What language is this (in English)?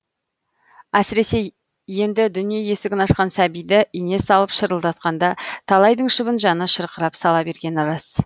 Kazakh